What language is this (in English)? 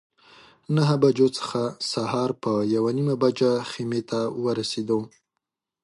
Pashto